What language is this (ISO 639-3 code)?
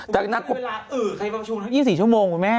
tha